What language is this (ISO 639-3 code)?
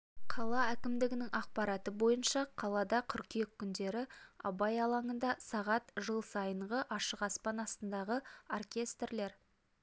kaz